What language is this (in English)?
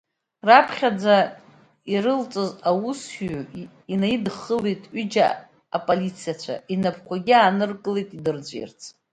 Abkhazian